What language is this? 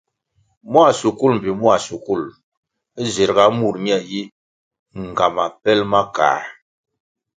Kwasio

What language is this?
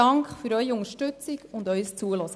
Swiss German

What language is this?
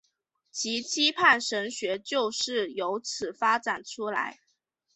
Chinese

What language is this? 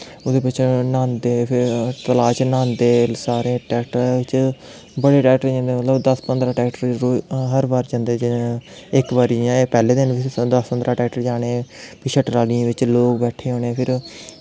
Dogri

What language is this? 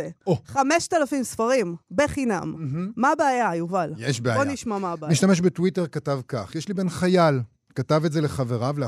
Hebrew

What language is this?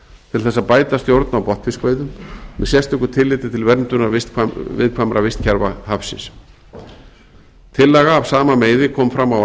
Icelandic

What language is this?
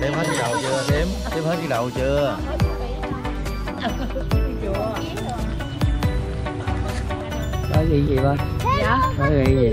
Vietnamese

